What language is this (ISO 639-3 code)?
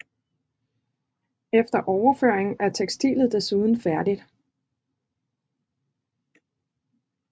dan